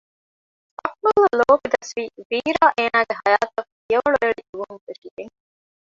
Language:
Divehi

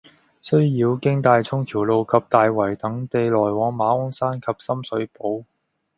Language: Cantonese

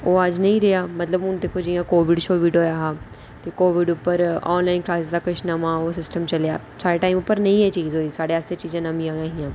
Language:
Dogri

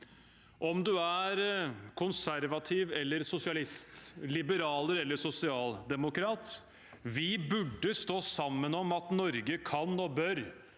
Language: Norwegian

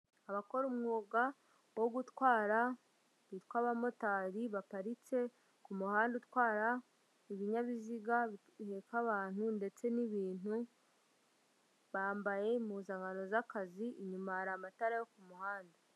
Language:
Kinyarwanda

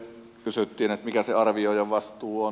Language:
Finnish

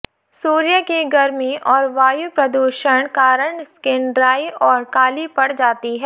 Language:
Hindi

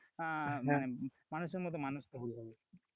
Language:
Bangla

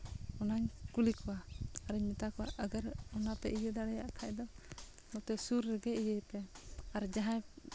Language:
Santali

